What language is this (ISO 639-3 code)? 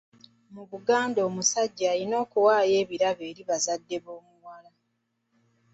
lug